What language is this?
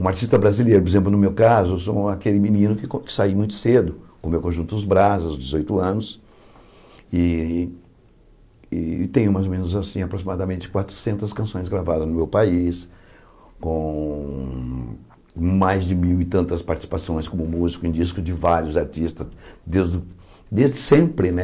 Portuguese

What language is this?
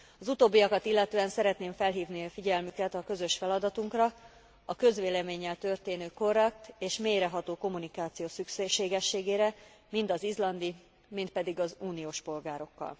Hungarian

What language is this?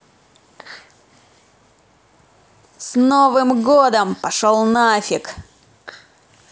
Russian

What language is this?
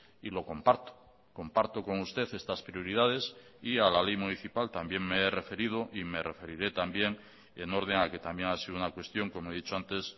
Spanish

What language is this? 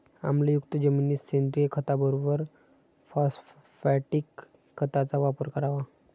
Marathi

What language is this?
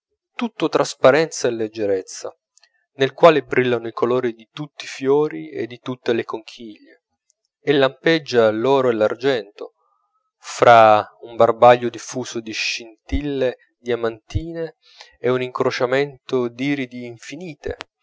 Italian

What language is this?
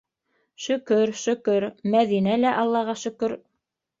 Bashkir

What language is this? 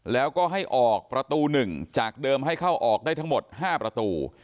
Thai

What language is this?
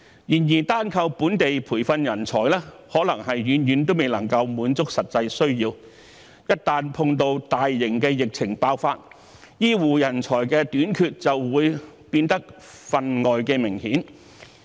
Cantonese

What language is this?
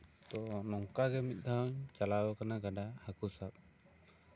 Santali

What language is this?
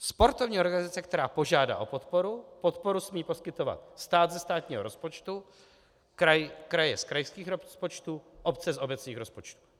Czech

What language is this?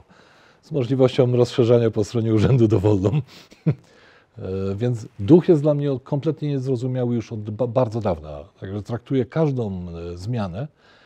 Polish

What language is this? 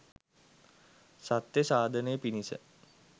Sinhala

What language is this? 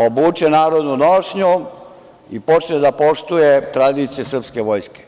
Serbian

